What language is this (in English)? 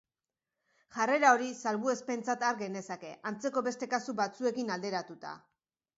Basque